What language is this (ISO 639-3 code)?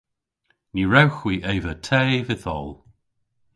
cor